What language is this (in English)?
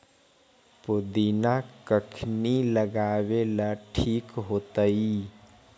Magahi